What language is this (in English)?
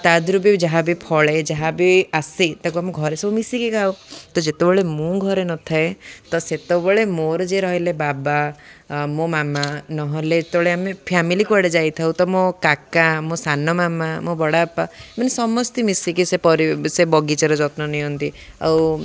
Odia